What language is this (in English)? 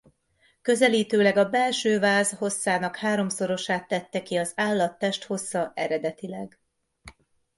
Hungarian